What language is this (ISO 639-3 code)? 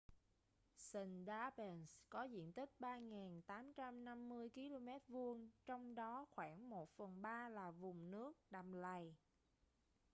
vie